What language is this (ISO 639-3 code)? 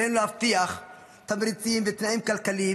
heb